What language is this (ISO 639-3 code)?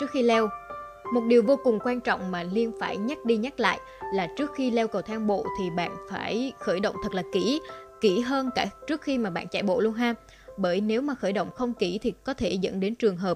vie